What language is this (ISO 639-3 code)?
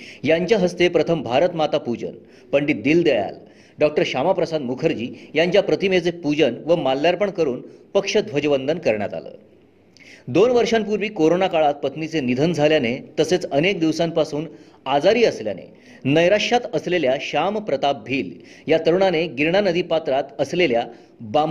mar